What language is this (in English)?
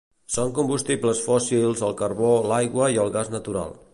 Catalan